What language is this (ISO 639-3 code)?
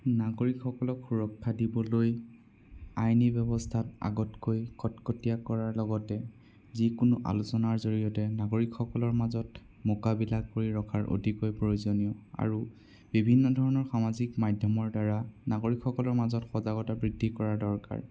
asm